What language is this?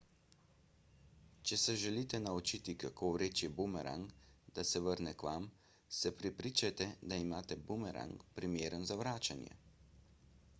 Slovenian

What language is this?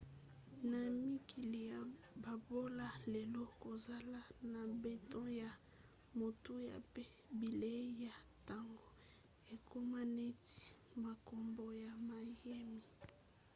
Lingala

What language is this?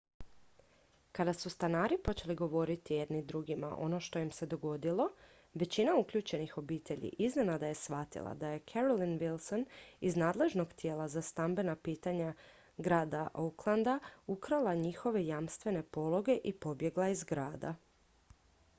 Croatian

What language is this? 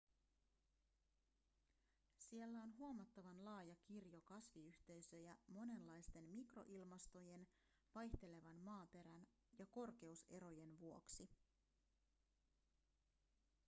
Finnish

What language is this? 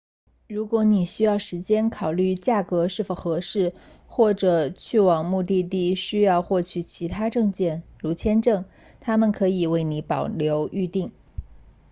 Chinese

